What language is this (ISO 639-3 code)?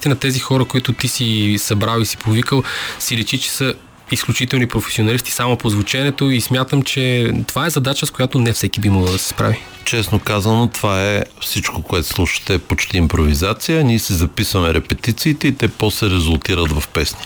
bul